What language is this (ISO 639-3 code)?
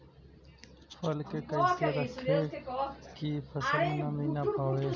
bho